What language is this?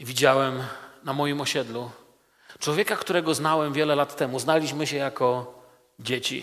Polish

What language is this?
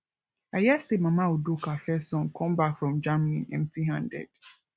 Nigerian Pidgin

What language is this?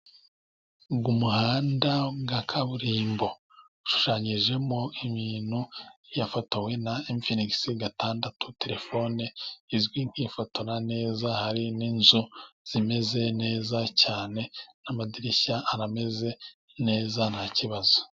Kinyarwanda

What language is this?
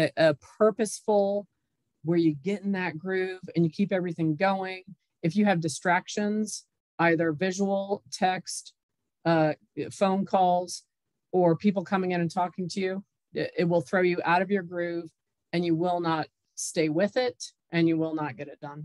English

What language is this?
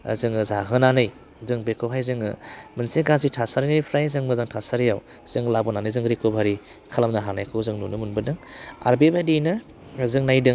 Bodo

